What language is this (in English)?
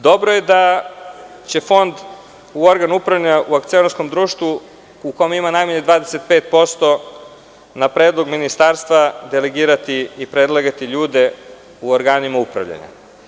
Serbian